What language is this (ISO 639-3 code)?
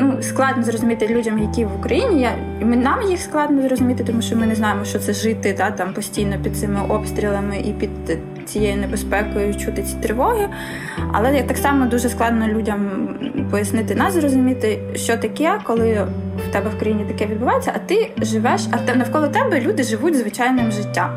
ukr